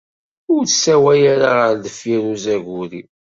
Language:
Kabyle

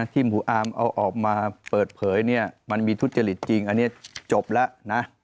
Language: Thai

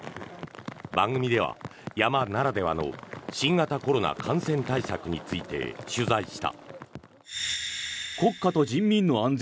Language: Japanese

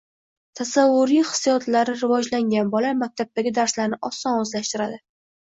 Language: Uzbek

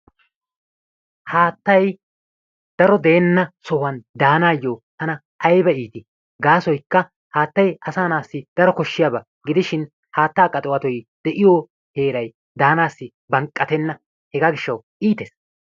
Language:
Wolaytta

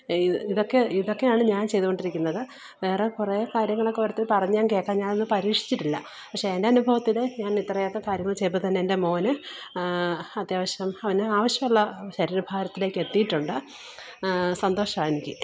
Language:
Malayalam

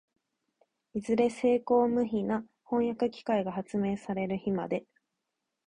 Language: Japanese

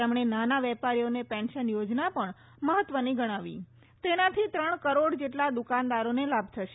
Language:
Gujarati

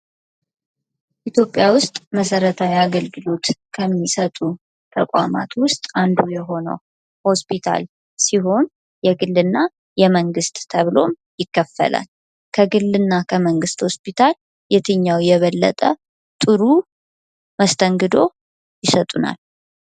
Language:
Amharic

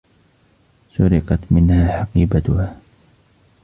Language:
Arabic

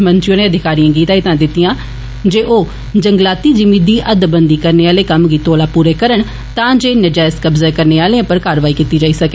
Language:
Dogri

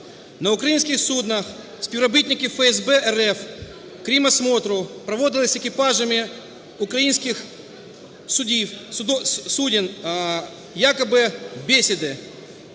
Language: Ukrainian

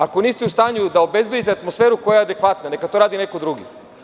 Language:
Serbian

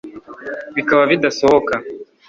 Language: Kinyarwanda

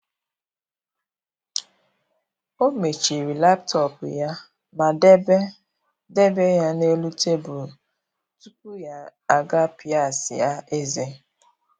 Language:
Igbo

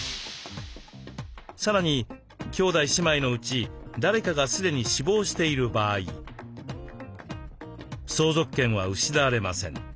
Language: Japanese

